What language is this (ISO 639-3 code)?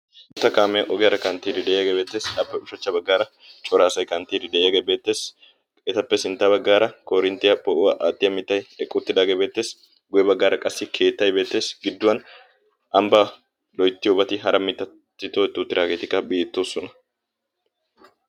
wal